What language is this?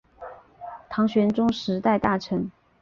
Chinese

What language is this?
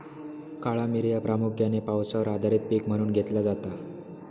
Marathi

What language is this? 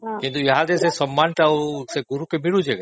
Odia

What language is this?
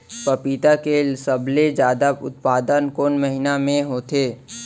Chhattisgarhi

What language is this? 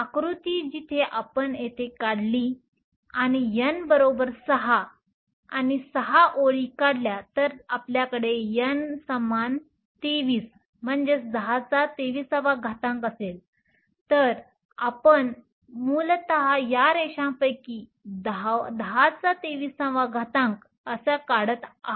Marathi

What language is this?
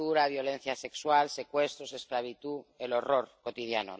Spanish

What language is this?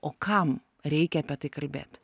Lithuanian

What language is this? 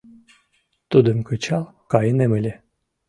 Mari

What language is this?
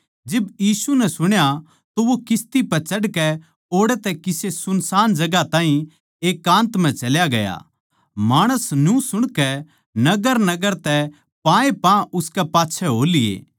Haryanvi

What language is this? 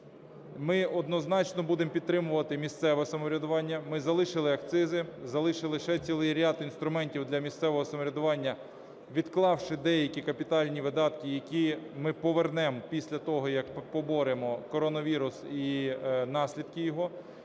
Ukrainian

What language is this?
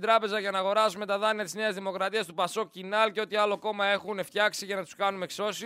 Greek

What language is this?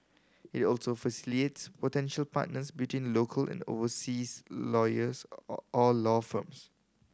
English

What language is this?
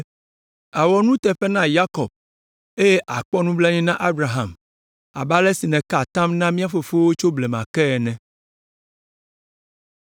Ewe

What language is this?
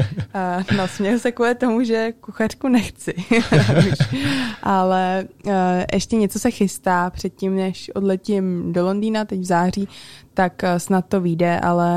Czech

